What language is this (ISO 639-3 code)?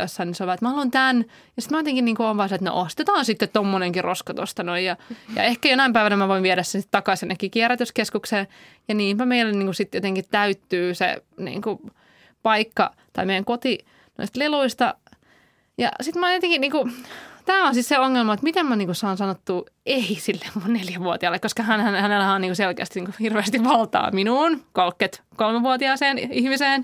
fin